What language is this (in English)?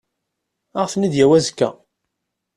Kabyle